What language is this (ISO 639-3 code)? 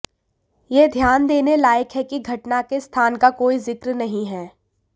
hin